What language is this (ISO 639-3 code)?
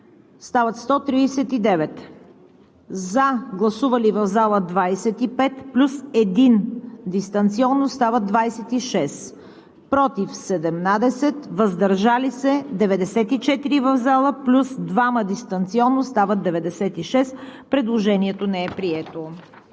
bul